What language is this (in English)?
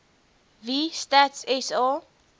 Afrikaans